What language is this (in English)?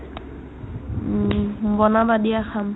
Assamese